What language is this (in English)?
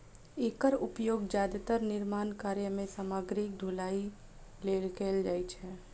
Maithili